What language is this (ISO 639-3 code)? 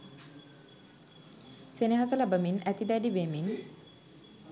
sin